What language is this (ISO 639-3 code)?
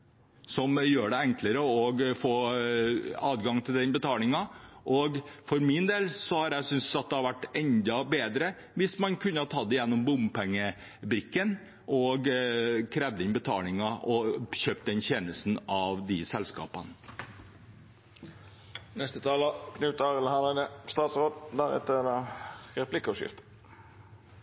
nor